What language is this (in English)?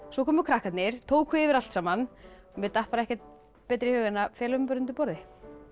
Icelandic